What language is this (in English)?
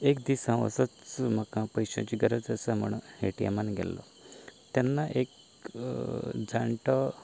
Konkani